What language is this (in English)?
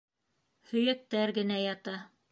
Bashkir